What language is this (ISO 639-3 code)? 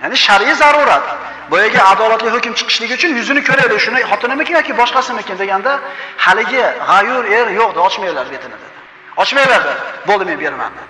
uzb